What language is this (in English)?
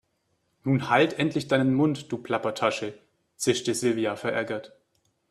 German